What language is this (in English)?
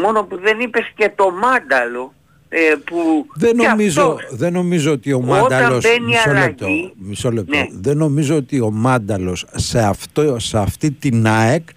Greek